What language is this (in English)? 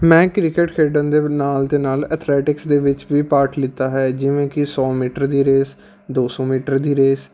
Punjabi